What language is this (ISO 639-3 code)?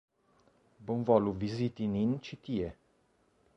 epo